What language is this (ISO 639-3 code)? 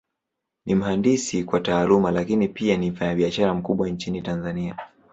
swa